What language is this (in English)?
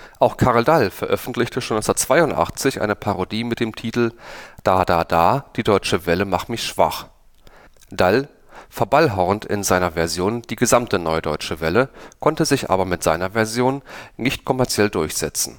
German